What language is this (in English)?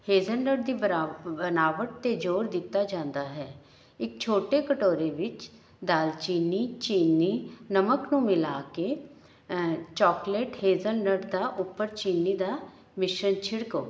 Punjabi